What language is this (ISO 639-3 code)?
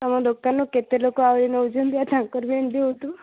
ori